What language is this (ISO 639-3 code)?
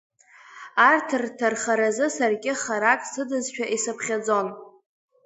abk